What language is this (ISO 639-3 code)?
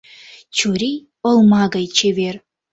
chm